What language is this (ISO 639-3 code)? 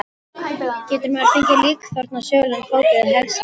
isl